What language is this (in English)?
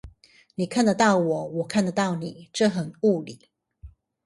Chinese